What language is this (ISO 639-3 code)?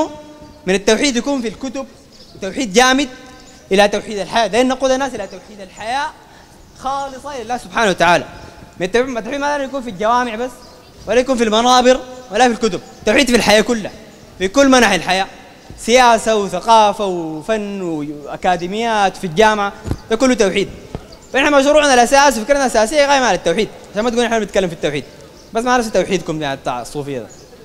ara